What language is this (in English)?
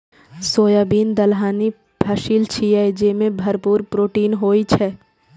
Maithili